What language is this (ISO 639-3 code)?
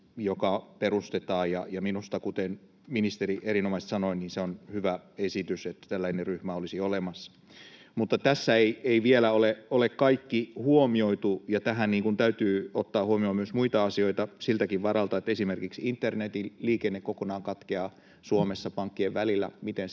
fin